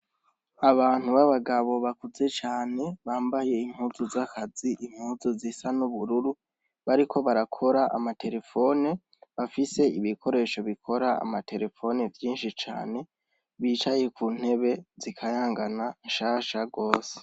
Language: Rundi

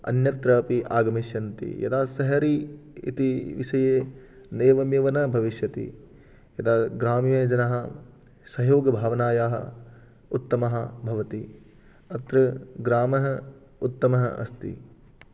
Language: Sanskrit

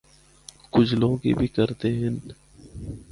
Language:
Northern Hindko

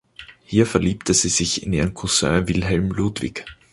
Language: German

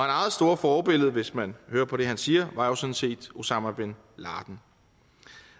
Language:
Danish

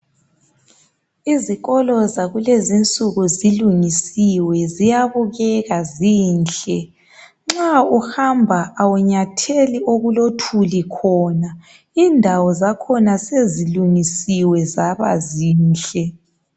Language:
North Ndebele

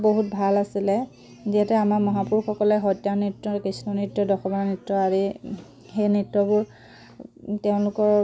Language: Assamese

